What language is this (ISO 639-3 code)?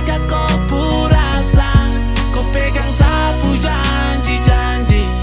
ind